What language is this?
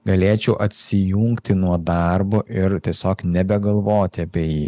Lithuanian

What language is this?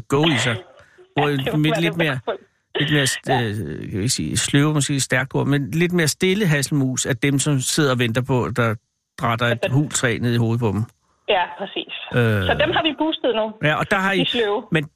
Danish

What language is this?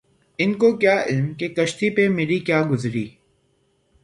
Urdu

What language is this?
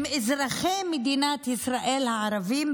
Hebrew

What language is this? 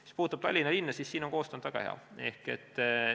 Estonian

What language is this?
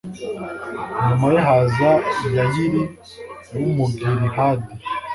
Kinyarwanda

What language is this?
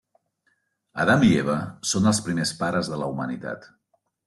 Catalan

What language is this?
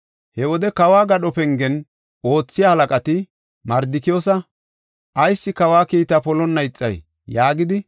Gofa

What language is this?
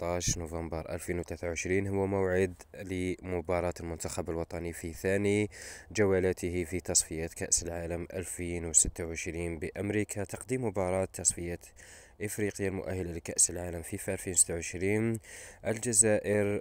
Arabic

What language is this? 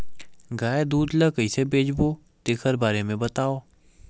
Chhattisgarhi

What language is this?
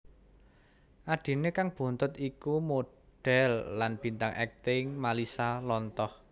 Javanese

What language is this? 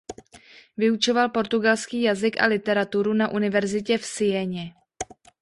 Czech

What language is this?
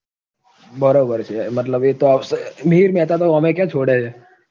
Gujarati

